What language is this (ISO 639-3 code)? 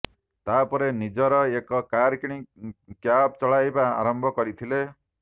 ori